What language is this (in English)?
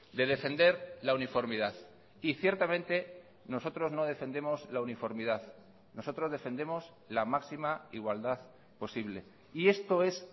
Spanish